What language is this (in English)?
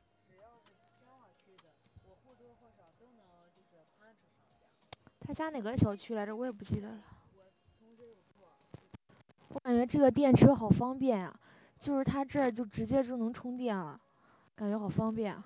Chinese